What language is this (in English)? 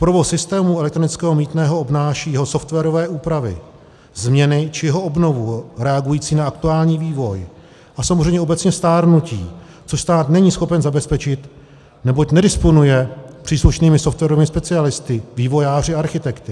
Czech